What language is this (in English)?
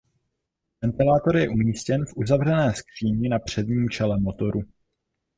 Czech